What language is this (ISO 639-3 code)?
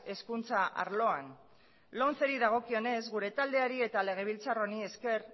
eus